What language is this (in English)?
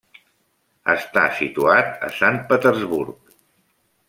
Catalan